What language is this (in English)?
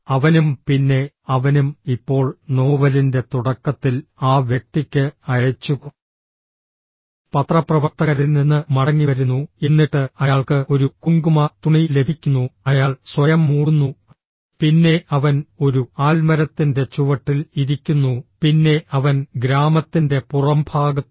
Malayalam